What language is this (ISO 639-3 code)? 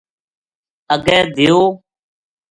gju